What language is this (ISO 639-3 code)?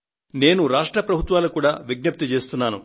tel